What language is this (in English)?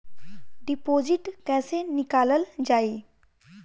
Bhojpuri